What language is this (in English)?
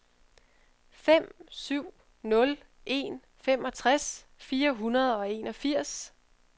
Danish